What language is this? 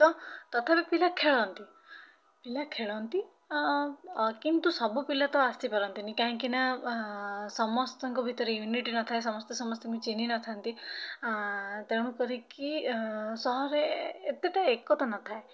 Odia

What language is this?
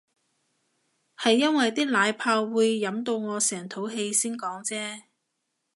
Cantonese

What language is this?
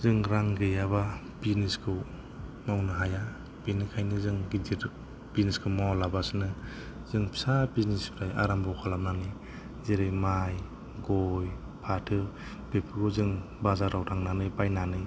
Bodo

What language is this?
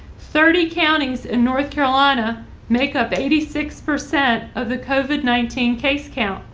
English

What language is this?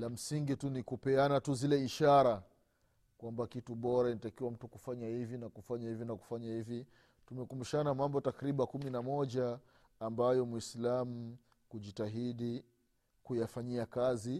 Swahili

